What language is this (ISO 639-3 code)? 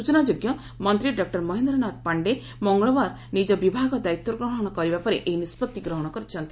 ori